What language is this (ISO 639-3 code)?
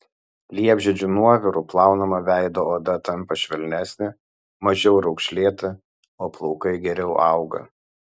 lit